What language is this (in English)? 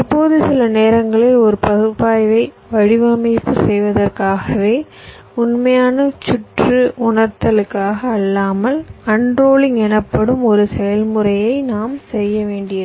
Tamil